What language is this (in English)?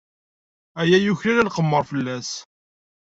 Kabyle